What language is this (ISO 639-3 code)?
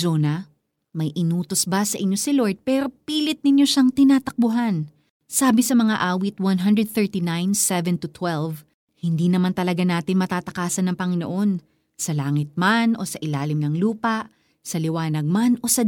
fil